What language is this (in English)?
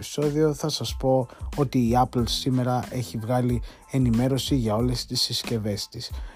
Greek